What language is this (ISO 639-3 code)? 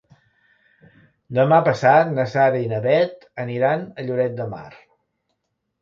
cat